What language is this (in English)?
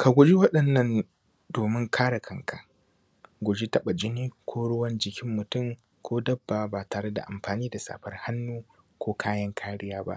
Hausa